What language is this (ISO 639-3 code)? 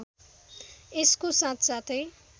nep